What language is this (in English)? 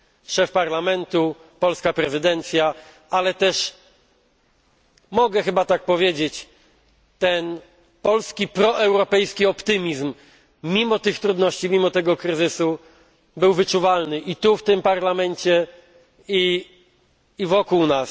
Polish